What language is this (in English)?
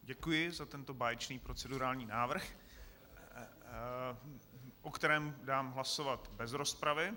Czech